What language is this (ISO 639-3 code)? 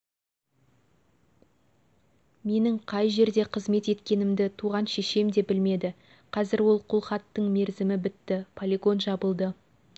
kaz